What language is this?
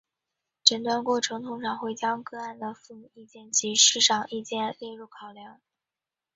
Chinese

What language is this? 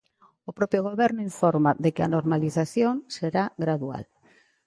Galician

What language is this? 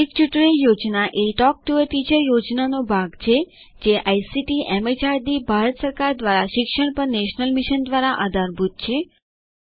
Gujarati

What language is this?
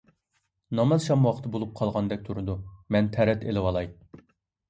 Uyghur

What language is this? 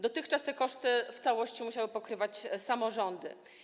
Polish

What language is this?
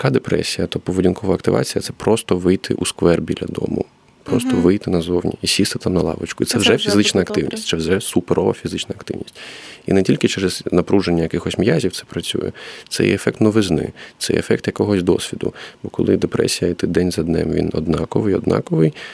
Ukrainian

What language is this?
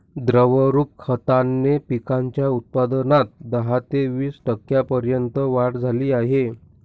Marathi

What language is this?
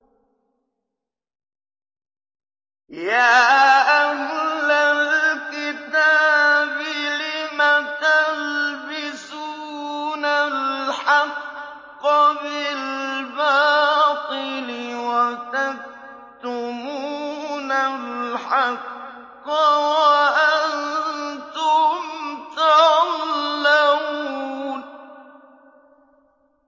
Arabic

